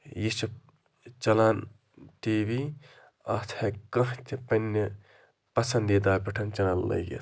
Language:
Kashmiri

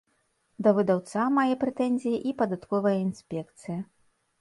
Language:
Belarusian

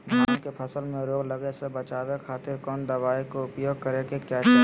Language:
Magahi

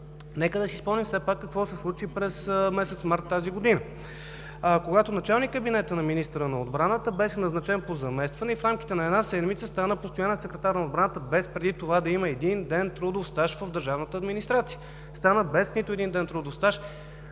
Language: Bulgarian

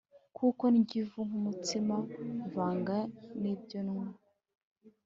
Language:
Kinyarwanda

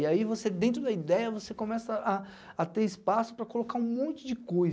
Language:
Portuguese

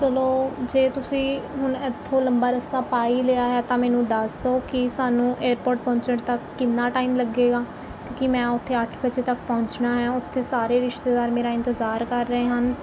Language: Punjabi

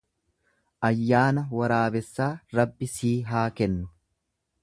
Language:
Oromo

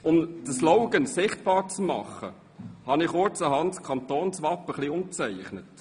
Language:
Swiss German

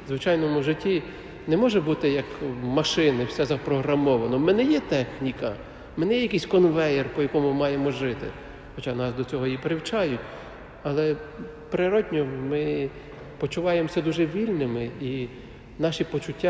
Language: Ukrainian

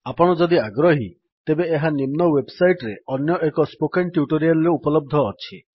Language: Odia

